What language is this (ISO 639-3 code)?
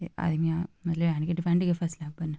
doi